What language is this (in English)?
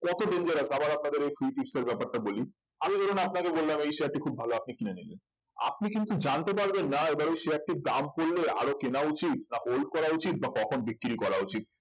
Bangla